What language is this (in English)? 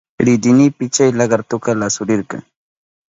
Southern Pastaza Quechua